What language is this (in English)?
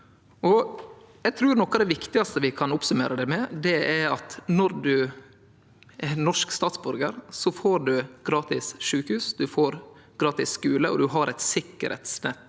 Norwegian